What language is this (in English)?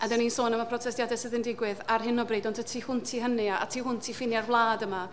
Welsh